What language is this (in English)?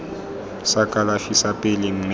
Tswana